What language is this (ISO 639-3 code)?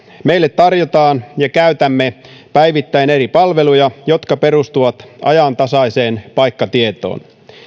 fin